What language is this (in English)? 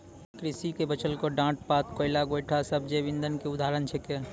Maithili